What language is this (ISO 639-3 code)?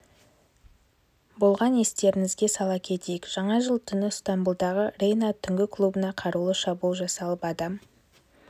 kaz